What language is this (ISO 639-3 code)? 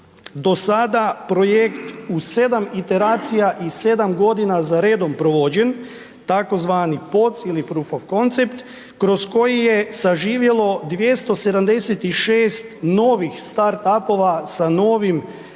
hrv